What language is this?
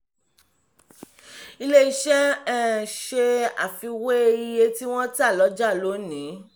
Yoruba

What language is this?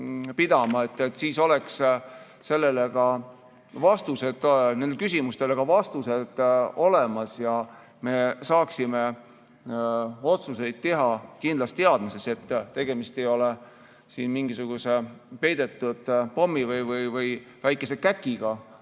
Estonian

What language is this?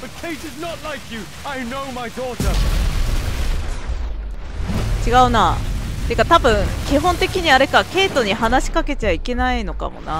Japanese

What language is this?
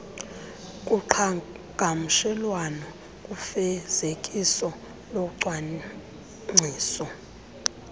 Xhosa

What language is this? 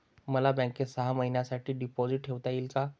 Marathi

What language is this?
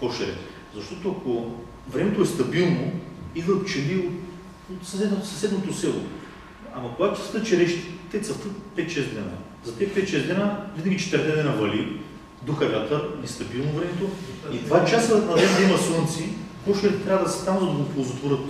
Bulgarian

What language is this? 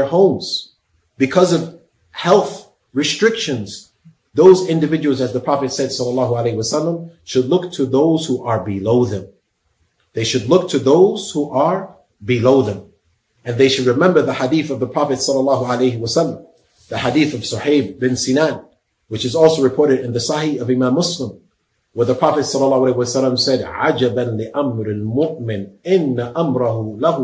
English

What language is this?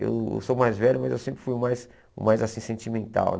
Portuguese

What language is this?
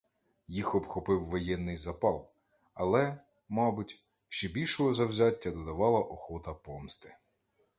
Ukrainian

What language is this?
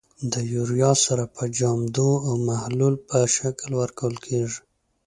Pashto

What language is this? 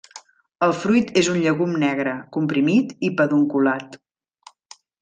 Catalan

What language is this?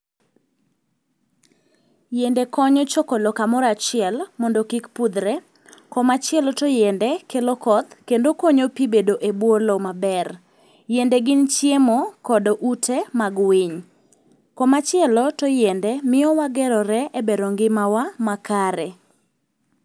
Luo (Kenya and Tanzania)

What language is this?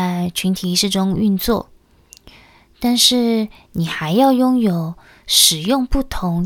Chinese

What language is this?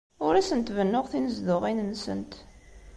Kabyle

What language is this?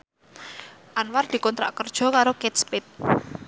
Javanese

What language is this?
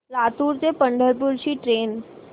Marathi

